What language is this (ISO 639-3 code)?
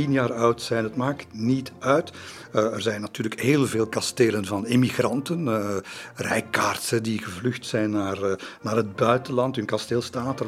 nld